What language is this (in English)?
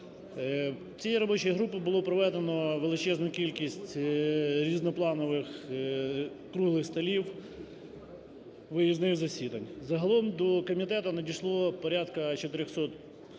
Ukrainian